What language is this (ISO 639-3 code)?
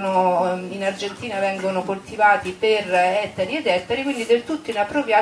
ita